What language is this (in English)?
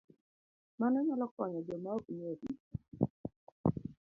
Luo (Kenya and Tanzania)